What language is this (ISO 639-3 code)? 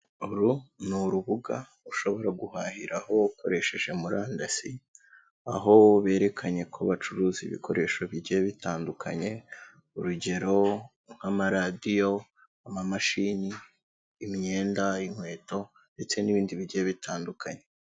kin